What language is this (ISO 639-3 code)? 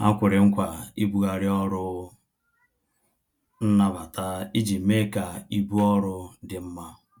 ibo